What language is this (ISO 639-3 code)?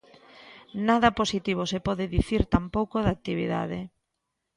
glg